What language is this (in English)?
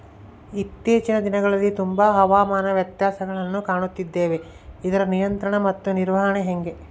Kannada